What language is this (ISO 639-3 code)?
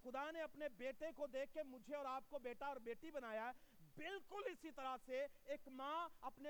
urd